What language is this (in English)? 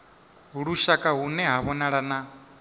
Venda